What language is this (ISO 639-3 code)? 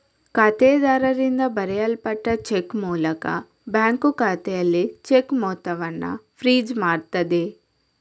kan